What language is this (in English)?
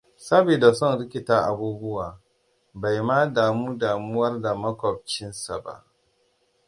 Hausa